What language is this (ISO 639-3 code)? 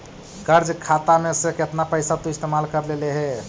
mag